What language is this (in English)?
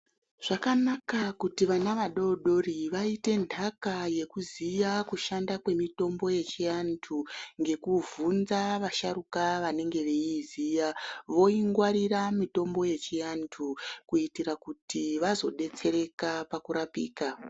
Ndau